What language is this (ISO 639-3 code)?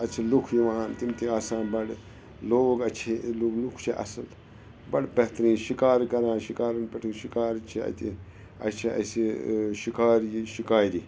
kas